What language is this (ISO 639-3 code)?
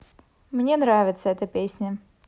rus